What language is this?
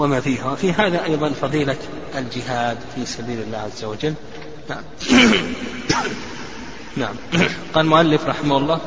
Arabic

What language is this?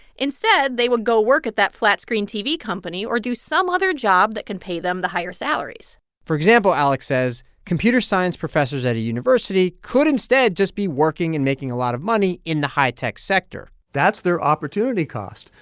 English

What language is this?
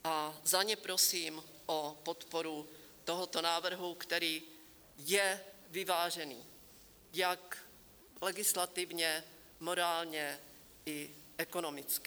Czech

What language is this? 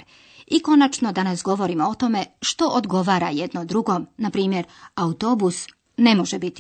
Croatian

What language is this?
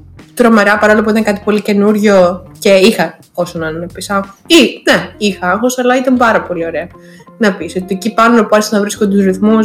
Greek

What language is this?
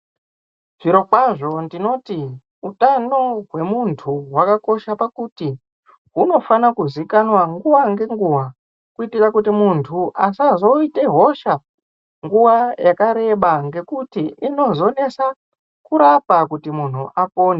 Ndau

